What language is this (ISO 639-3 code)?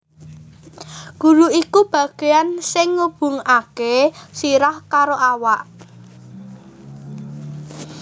jav